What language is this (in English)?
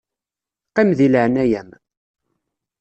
Kabyle